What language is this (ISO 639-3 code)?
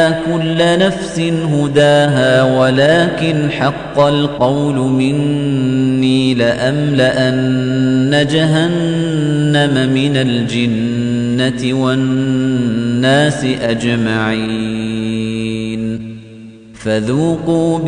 ara